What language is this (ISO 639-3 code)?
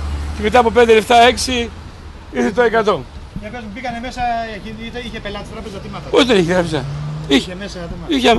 ell